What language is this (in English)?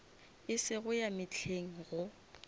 Northern Sotho